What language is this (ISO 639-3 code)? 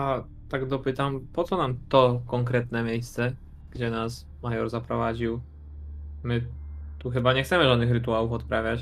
pol